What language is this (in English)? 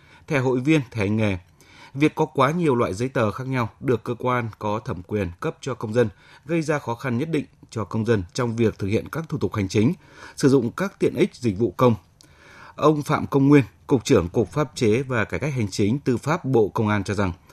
Vietnamese